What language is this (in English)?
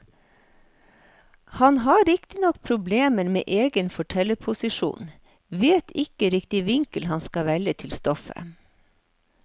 Norwegian